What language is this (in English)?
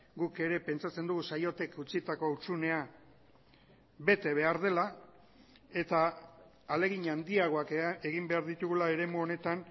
Basque